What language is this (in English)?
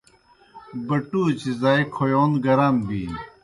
Kohistani Shina